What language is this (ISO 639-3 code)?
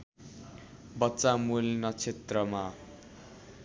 nep